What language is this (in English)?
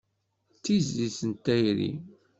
Kabyle